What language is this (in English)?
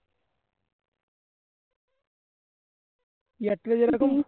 Bangla